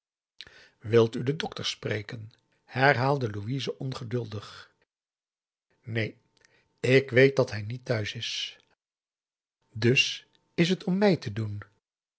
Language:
Dutch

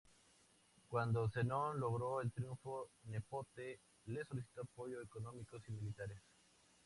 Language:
Spanish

